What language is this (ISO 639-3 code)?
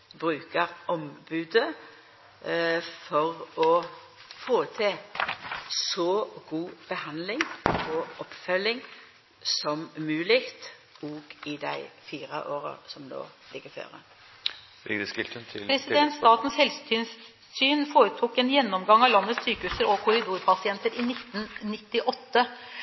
nor